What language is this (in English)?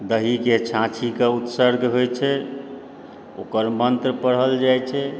Maithili